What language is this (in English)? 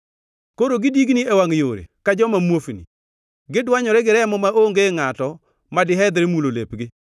Luo (Kenya and Tanzania)